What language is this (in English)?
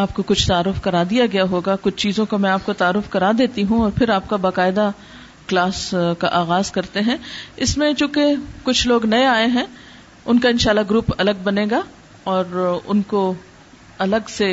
Urdu